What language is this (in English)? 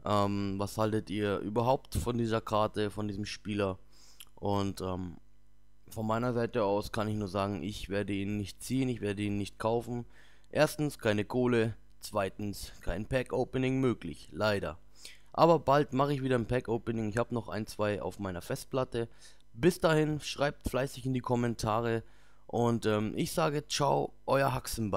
German